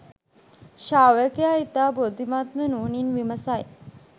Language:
Sinhala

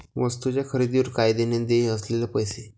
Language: Marathi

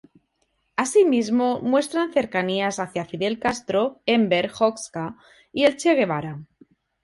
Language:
Spanish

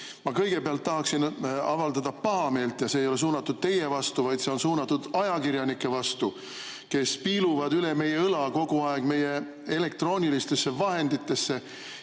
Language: Estonian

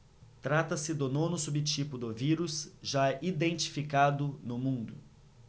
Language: Portuguese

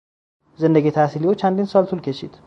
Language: Persian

